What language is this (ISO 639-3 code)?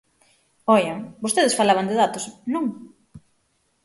glg